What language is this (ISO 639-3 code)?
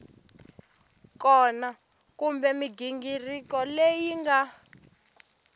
tso